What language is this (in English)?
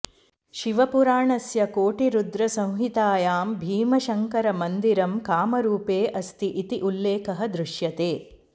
Sanskrit